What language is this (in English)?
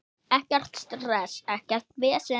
Icelandic